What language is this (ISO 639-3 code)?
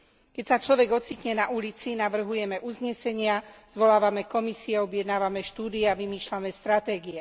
slk